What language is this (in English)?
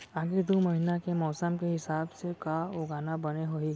Chhattisgarhi